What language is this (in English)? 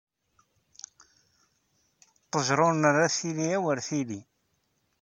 Kabyle